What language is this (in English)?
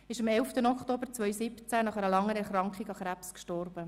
Swiss German